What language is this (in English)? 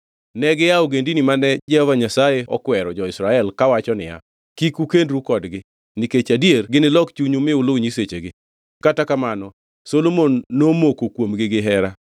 Luo (Kenya and Tanzania)